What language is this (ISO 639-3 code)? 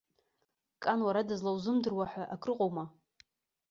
abk